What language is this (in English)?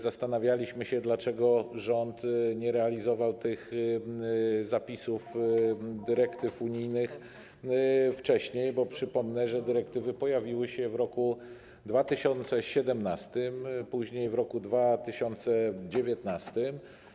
Polish